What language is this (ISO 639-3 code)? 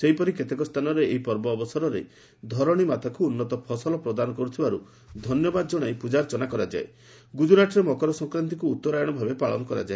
ori